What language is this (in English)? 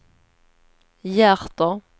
Swedish